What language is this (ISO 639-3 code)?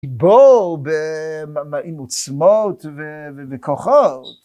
heb